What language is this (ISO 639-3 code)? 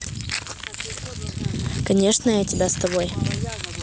rus